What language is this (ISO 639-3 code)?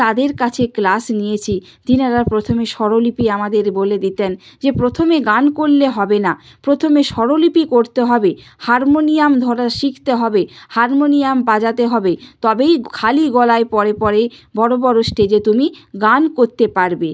ben